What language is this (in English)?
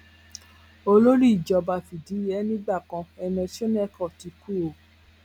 Yoruba